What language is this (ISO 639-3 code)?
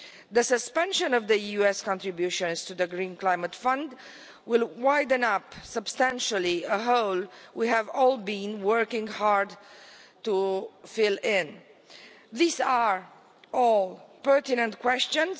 eng